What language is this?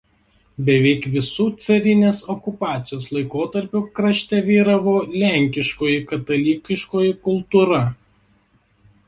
Lithuanian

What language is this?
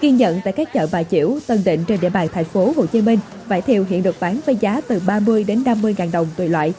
Vietnamese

